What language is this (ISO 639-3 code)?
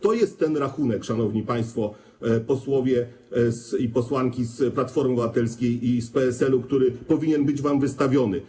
pol